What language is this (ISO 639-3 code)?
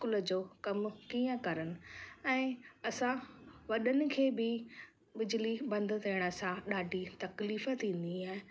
snd